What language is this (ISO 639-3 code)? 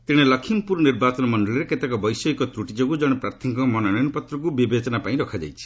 ori